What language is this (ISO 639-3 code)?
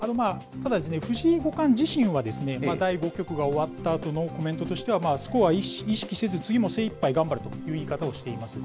jpn